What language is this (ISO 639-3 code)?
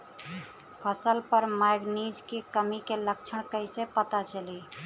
bho